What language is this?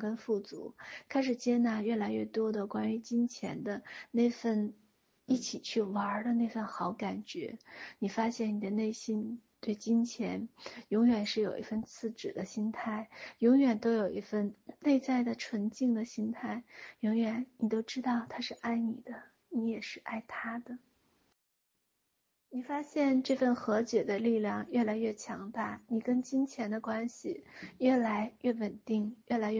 Chinese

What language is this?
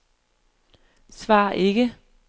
Danish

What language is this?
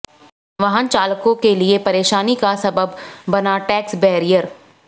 Hindi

